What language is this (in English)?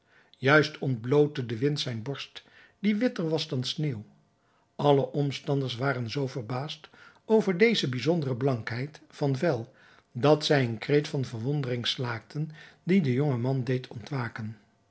Dutch